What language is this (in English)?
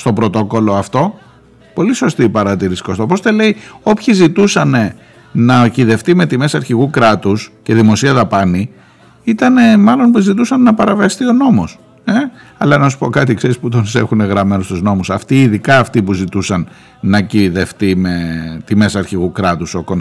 Greek